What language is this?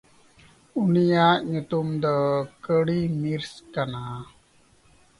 Santali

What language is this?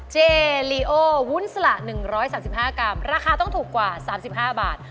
Thai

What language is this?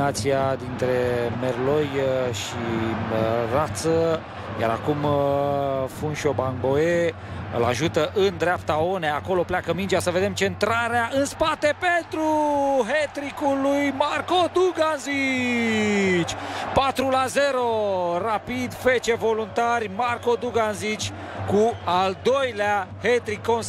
Romanian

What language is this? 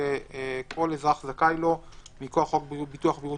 Hebrew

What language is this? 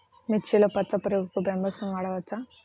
Telugu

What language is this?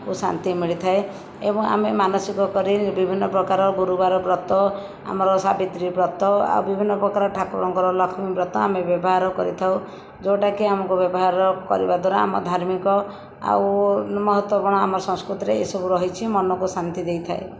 Odia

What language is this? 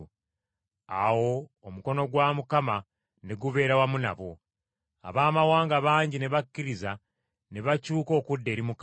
Ganda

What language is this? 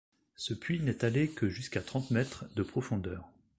French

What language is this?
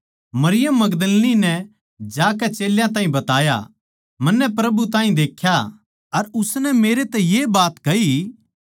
Haryanvi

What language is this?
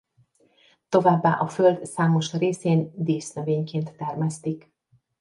Hungarian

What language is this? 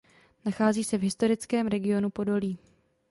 Czech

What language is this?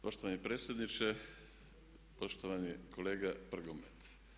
Croatian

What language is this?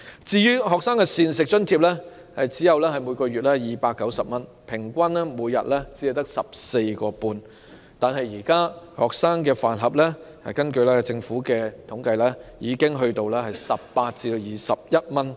Cantonese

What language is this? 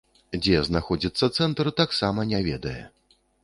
Belarusian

